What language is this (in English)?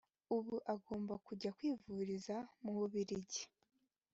Kinyarwanda